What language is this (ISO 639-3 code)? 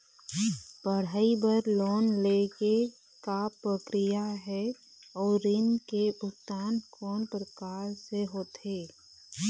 hne